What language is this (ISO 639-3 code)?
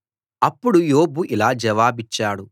tel